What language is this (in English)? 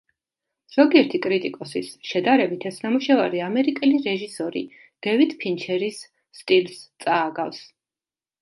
Georgian